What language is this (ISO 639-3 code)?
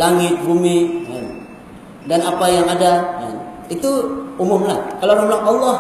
msa